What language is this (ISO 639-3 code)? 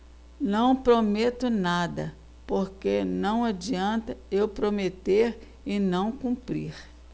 por